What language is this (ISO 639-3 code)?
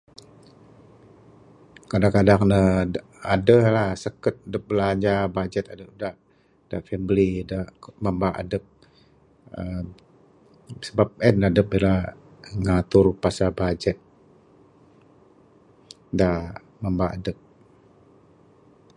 sdo